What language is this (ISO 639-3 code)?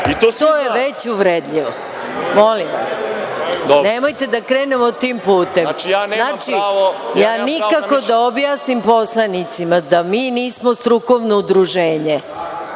srp